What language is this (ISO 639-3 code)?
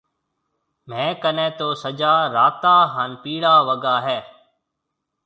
mve